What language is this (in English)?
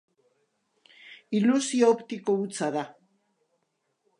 Basque